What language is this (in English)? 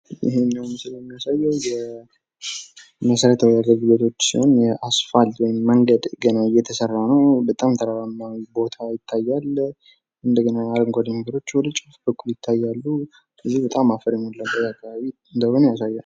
Amharic